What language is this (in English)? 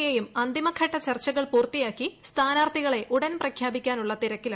Malayalam